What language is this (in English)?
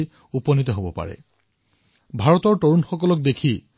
Assamese